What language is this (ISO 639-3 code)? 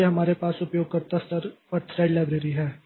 hin